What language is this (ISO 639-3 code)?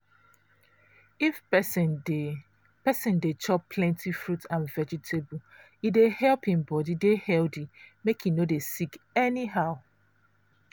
pcm